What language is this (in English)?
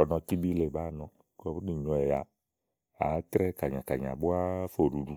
Igo